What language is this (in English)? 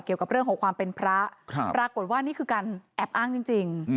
Thai